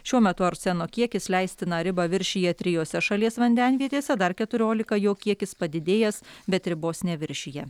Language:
Lithuanian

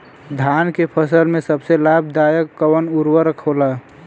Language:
Bhojpuri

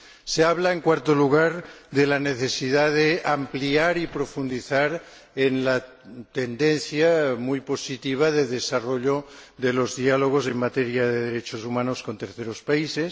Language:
Spanish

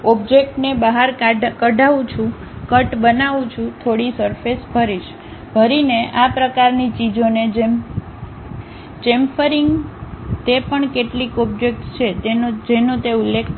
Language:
Gujarati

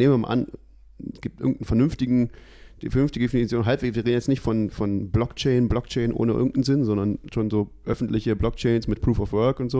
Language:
German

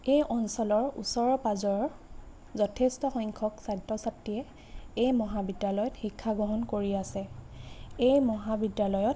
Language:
Assamese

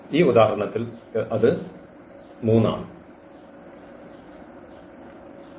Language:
Malayalam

